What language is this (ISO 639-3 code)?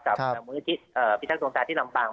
tha